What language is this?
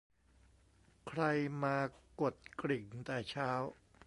Thai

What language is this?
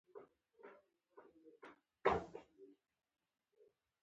Pashto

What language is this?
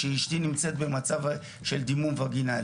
Hebrew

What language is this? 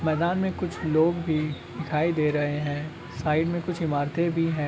Magahi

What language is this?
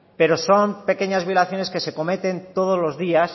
Spanish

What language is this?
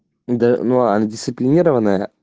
Russian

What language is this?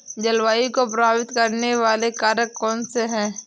Hindi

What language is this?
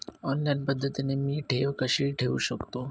Marathi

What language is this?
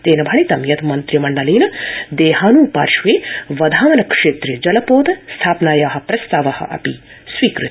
Sanskrit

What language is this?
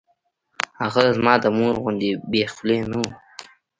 Pashto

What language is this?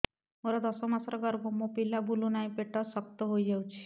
Odia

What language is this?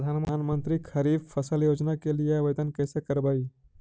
Magahi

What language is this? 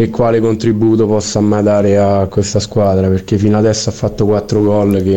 Italian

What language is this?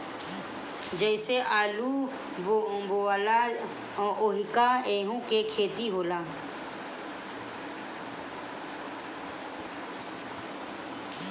Bhojpuri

